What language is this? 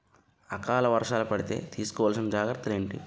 Telugu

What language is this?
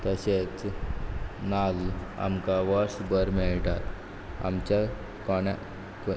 Konkani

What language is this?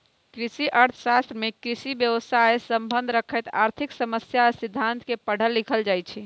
Magahi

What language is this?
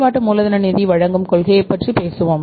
Tamil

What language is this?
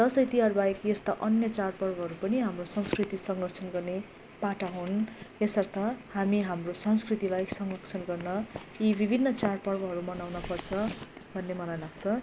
Nepali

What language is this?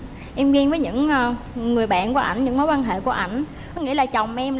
Vietnamese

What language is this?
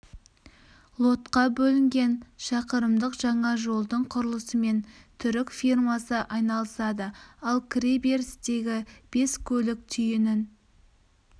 Kazakh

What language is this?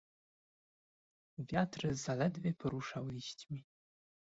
Polish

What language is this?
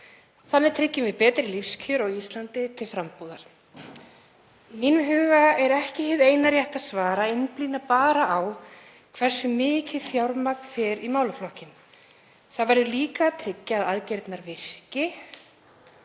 Icelandic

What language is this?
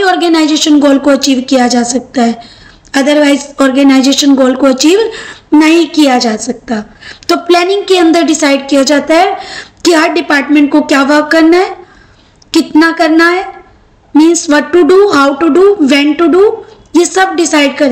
Hindi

